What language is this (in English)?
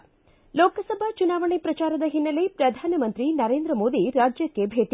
Kannada